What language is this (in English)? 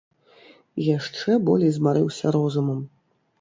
Belarusian